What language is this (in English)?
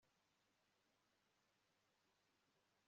Kinyarwanda